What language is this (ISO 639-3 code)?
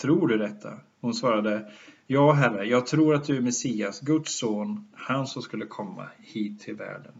swe